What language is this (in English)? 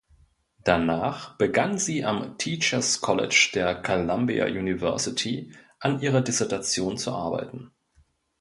German